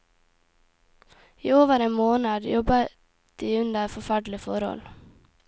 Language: Norwegian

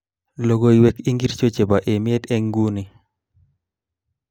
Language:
Kalenjin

